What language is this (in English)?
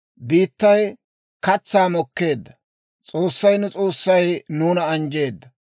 Dawro